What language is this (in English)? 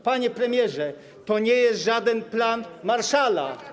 Polish